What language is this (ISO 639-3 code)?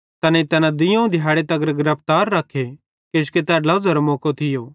bhd